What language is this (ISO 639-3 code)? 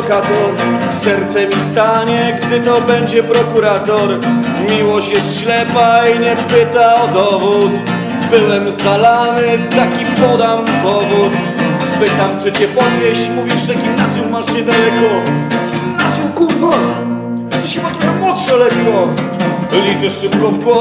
pol